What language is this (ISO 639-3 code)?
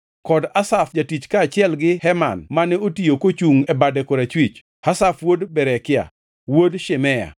luo